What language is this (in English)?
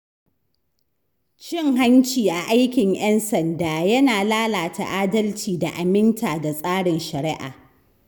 Hausa